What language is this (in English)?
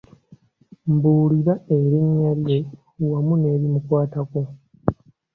Ganda